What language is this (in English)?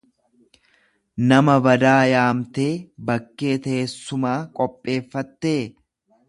Oromo